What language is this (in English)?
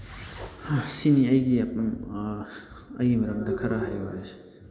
Manipuri